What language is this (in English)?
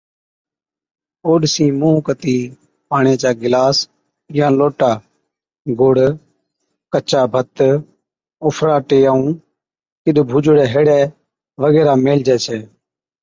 Od